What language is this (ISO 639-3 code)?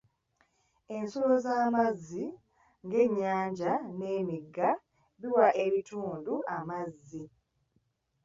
lug